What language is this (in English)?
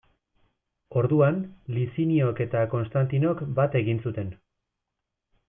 Basque